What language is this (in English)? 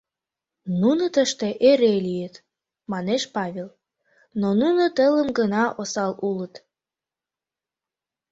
Mari